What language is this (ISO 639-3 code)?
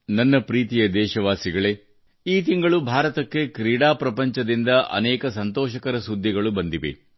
kan